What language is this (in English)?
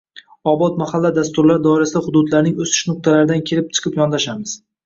Uzbek